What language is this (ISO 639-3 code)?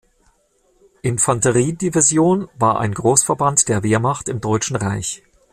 deu